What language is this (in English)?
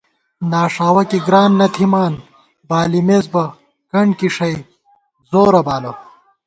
Gawar-Bati